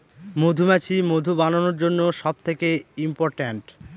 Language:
Bangla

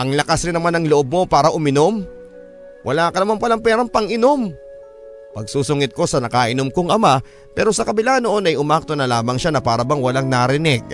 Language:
Filipino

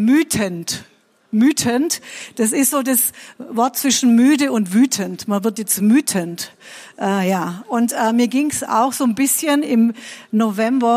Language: German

